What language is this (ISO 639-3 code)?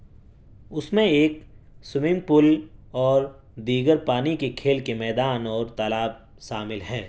urd